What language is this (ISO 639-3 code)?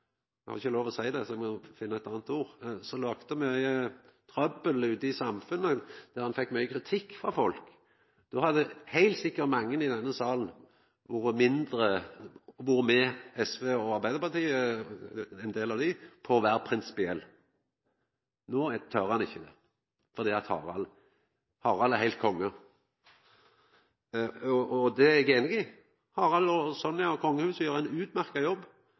nno